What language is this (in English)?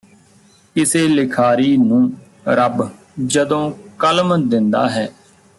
Punjabi